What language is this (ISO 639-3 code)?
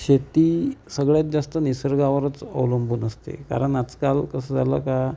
mar